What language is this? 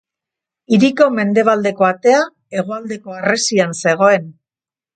Basque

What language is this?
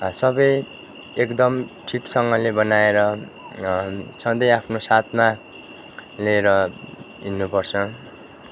Nepali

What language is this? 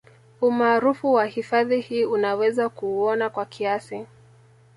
Swahili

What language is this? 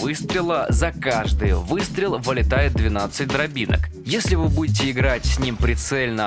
Russian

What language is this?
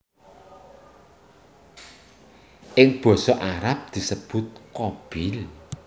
Javanese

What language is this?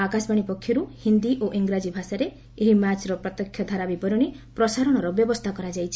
Odia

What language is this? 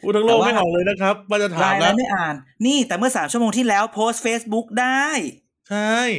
Thai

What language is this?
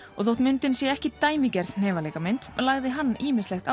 Icelandic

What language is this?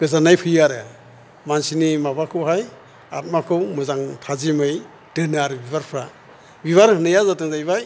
Bodo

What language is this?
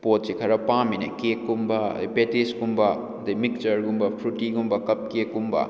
Manipuri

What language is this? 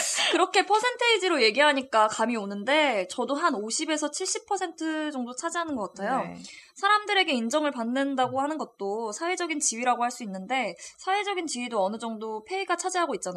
Korean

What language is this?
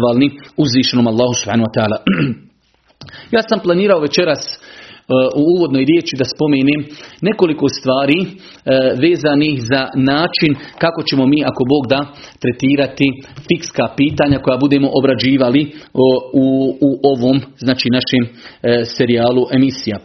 Croatian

